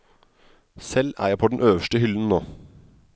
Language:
Norwegian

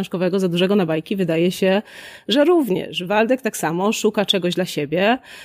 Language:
Polish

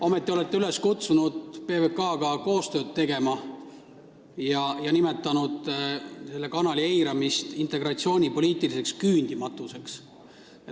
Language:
Estonian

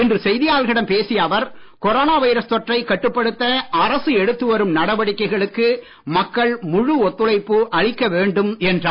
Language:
Tamil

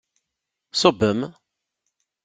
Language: Kabyle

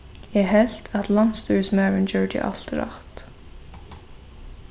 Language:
Faroese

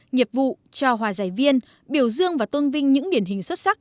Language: Vietnamese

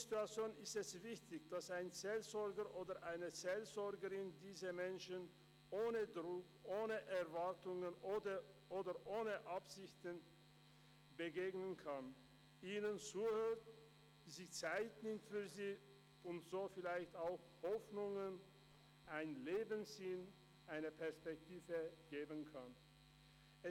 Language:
Swiss German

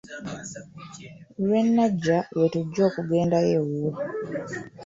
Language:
Ganda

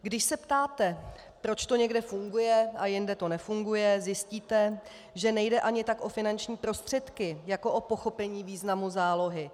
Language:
Czech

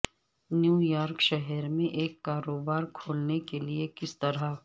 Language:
Urdu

